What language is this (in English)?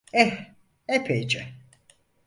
Turkish